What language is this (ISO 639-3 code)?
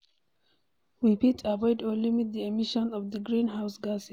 pcm